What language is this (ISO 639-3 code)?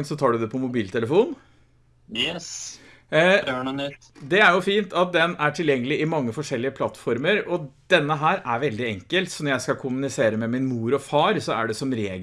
nor